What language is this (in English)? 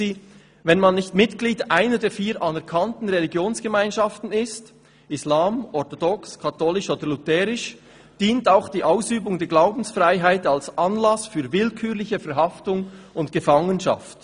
Swiss German